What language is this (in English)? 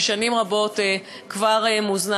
Hebrew